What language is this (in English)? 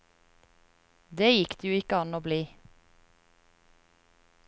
Norwegian